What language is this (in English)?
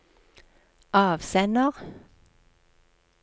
Norwegian